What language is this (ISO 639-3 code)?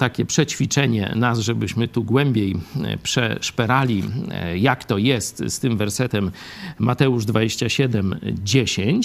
pol